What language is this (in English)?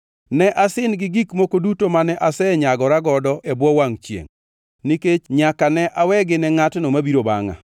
Luo (Kenya and Tanzania)